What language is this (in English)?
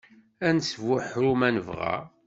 Kabyle